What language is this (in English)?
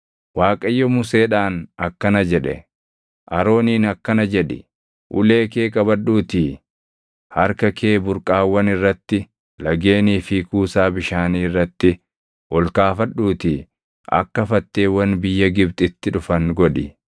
Oromo